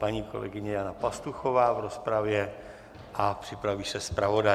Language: Czech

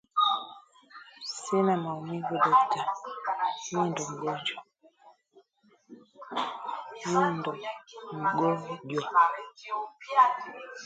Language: Swahili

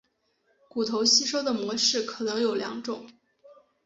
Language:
Chinese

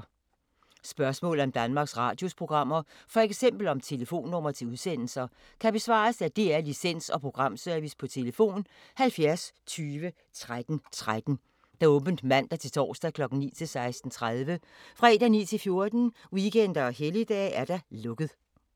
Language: Danish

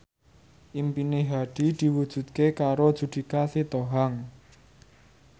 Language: Javanese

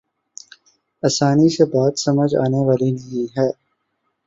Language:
Urdu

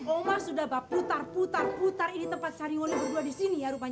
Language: Indonesian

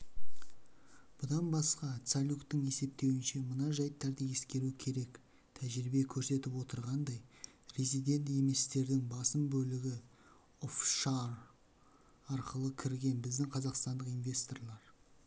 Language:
Kazakh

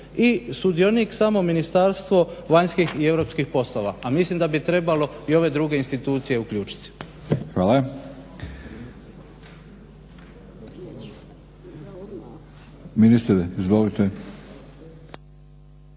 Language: Croatian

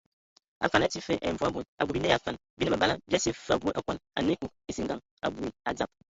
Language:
Ewondo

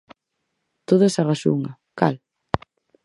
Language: Galician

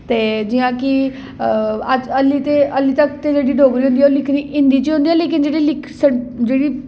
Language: Dogri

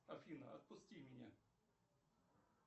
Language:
Russian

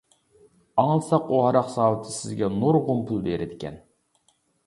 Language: Uyghur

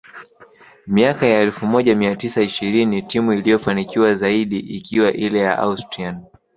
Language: Swahili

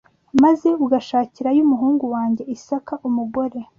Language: Kinyarwanda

